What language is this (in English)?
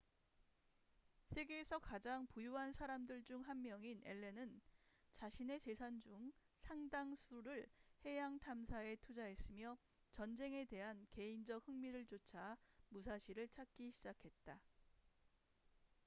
Korean